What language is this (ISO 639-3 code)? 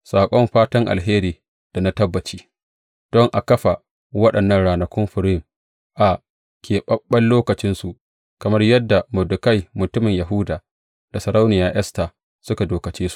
hau